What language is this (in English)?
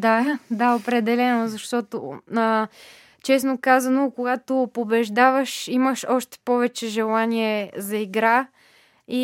Bulgarian